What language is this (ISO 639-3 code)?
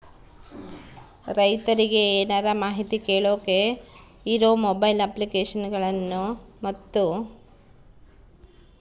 kan